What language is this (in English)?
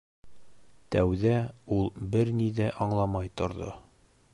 Bashkir